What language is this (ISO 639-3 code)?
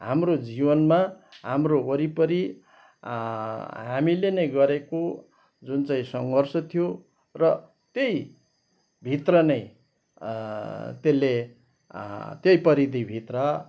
nep